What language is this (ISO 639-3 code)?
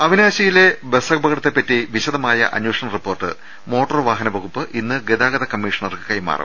mal